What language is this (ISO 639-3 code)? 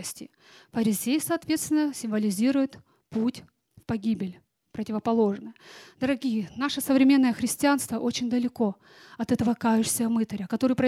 rus